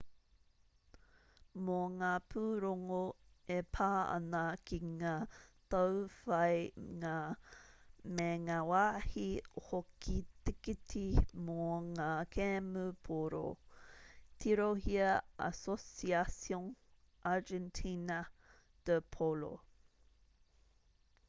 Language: Māori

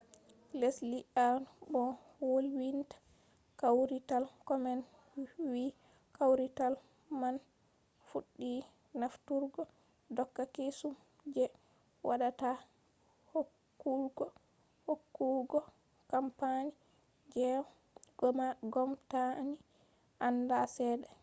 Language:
Fula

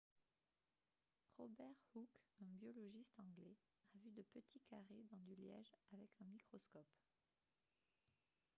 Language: French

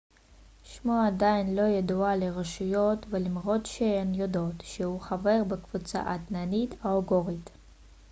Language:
Hebrew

